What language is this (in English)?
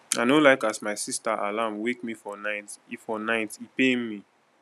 Nigerian Pidgin